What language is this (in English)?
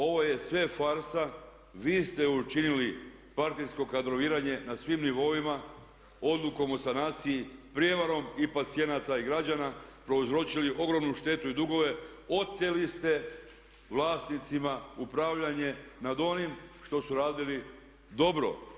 Croatian